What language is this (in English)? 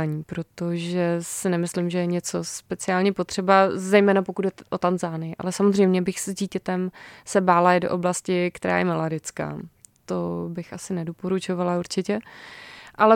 Czech